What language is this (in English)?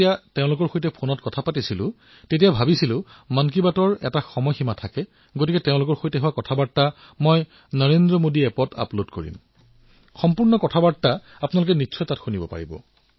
Assamese